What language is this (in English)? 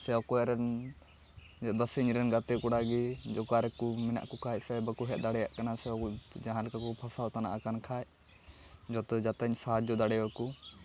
Santali